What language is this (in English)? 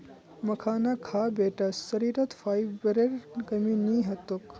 Magahi